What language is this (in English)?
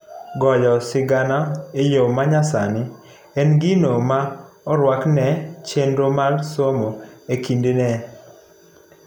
Luo (Kenya and Tanzania)